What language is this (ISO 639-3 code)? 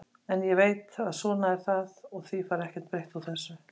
isl